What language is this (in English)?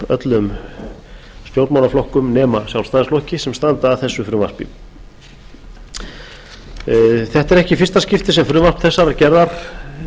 Icelandic